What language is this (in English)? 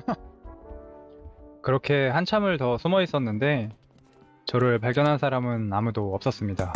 Korean